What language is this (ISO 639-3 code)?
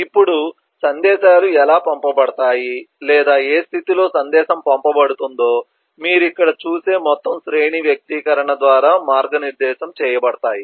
tel